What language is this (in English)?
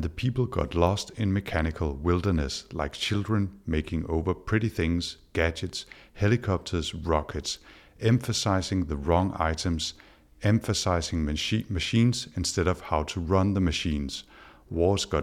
Danish